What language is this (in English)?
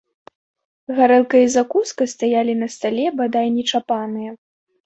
Belarusian